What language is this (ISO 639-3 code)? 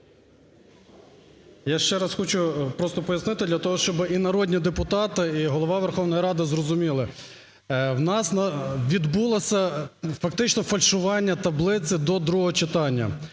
ukr